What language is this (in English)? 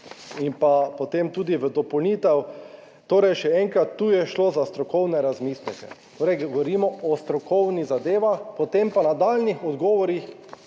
Slovenian